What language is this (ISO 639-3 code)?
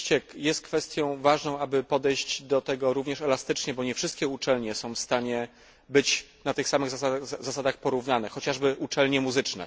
pol